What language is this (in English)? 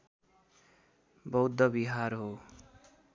Nepali